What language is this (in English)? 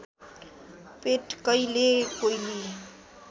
Nepali